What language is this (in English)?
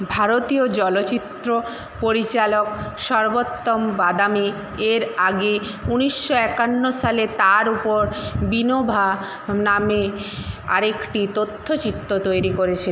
Bangla